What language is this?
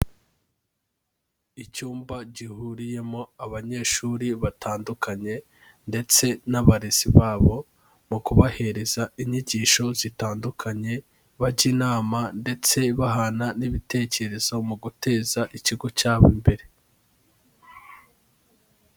Kinyarwanda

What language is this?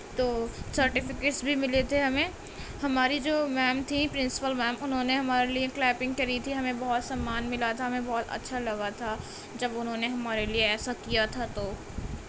Urdu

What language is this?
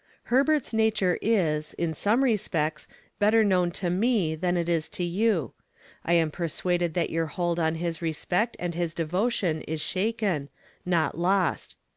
English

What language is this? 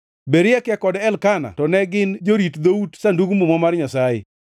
Luo (Kenya and Tanzania)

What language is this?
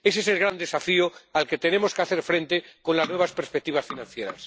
Spanish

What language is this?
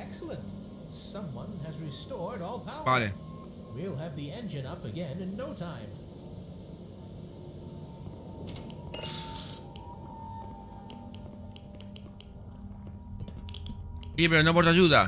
Spanish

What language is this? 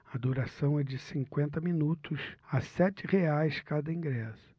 Portuguese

